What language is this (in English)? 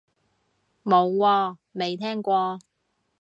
Cantonese